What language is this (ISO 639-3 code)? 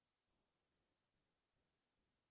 asm